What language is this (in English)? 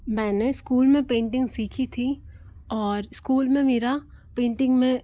Hindi